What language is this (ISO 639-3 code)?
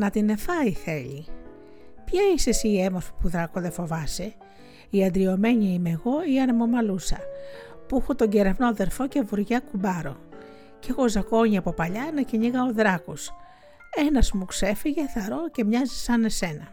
ell